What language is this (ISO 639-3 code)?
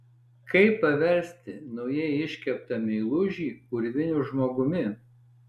lit